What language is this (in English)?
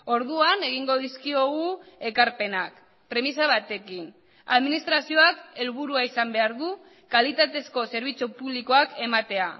Basque